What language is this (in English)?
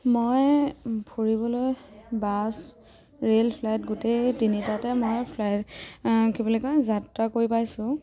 Assamese